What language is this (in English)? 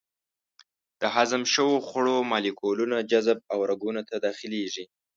Pashto